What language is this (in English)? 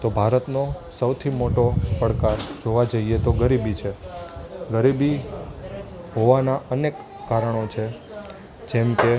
Gujarati